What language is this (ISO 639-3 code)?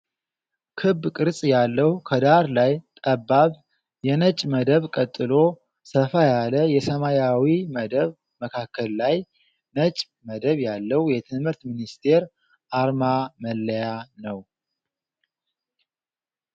amh